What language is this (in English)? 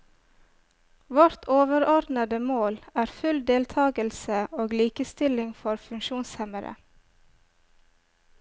Norwegian